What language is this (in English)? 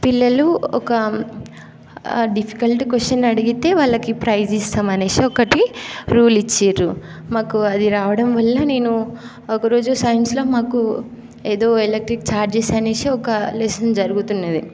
Telugu